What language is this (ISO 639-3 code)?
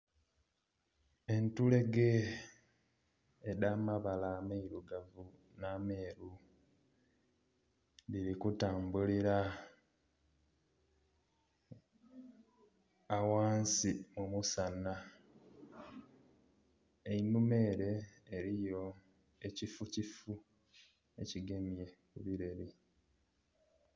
xog